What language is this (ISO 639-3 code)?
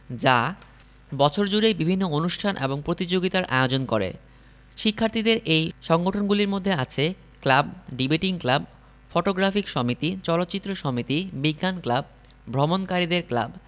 ben